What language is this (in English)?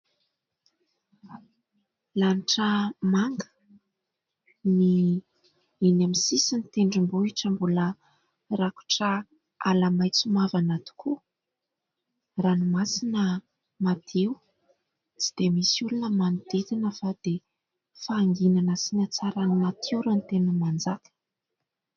Malagasy